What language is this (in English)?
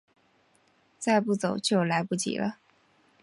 Chinese